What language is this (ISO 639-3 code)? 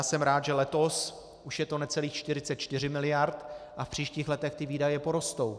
ces